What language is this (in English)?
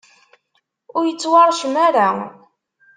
Kabyle